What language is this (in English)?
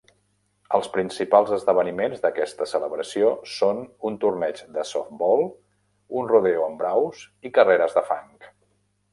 Catalan